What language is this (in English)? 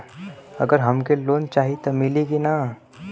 Bhojpuri